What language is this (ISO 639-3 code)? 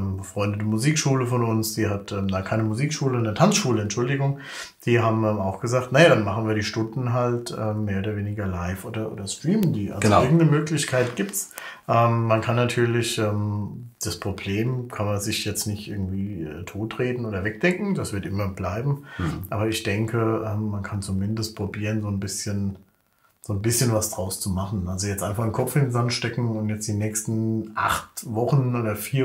deu